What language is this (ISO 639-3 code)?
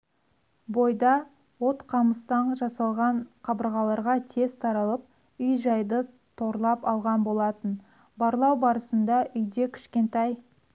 kaz